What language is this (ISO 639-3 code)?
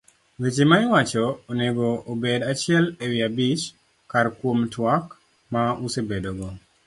luo